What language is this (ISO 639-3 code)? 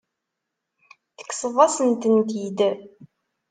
kab